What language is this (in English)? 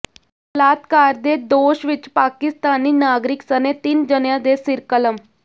Punjabi